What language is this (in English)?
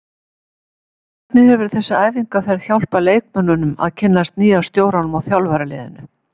Icelandic